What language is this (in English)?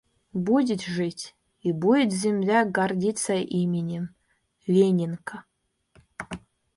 Russian